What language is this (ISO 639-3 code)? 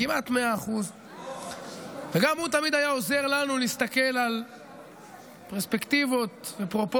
heb